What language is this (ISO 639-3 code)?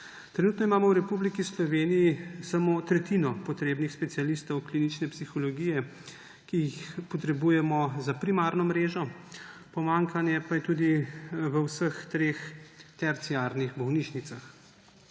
slv